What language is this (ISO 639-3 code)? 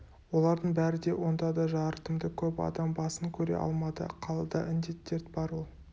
kaz